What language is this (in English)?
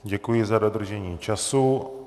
Czech